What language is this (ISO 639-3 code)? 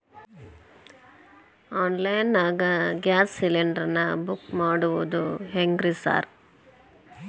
kan